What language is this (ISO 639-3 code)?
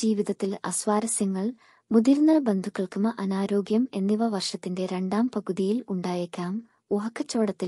mal